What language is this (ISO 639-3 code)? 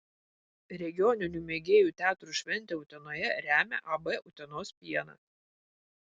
lit